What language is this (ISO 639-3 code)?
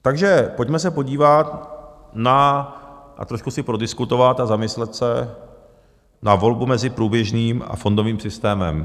ces